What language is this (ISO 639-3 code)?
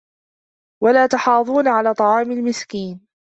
ara